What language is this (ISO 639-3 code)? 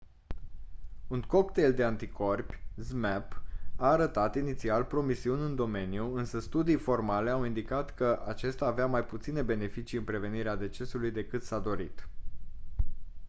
ron